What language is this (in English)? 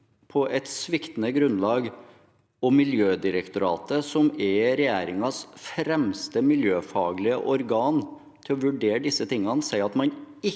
Norwegian